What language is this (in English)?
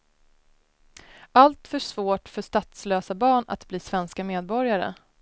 Swedish